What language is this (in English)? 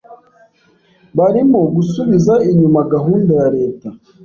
Kinyarwanda